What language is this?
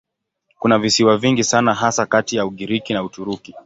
Swahili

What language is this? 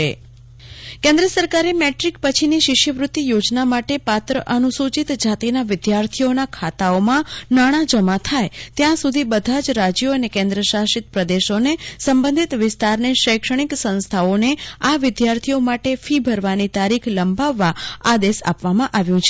Gujarati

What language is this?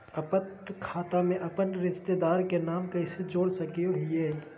Magahi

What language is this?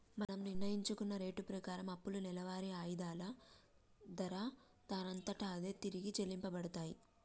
Telugu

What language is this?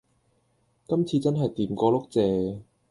Cantonese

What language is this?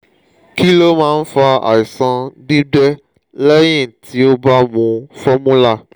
Yoruba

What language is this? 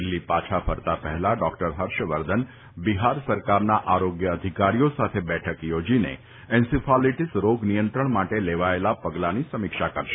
Gujarati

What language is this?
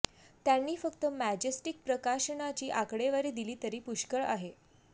Marathi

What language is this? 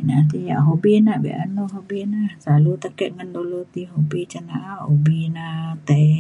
Mainstream Kenyah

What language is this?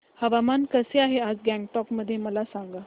Marathi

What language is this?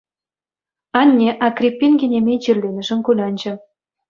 Chuvash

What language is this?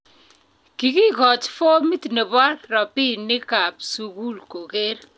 Kalenjin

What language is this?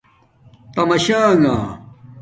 Domaaki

